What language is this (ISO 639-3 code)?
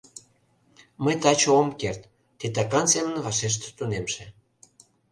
chm